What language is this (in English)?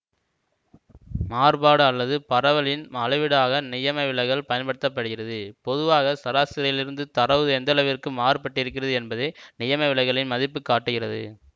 Tamil